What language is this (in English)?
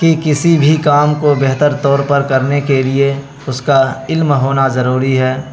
Urdu